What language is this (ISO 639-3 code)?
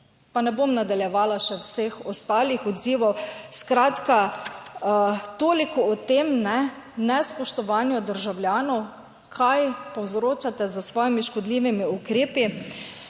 slv